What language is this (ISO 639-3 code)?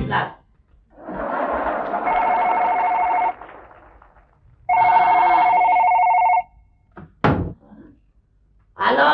tur